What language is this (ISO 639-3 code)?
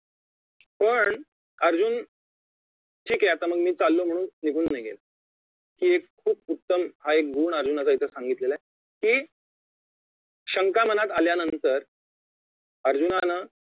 mar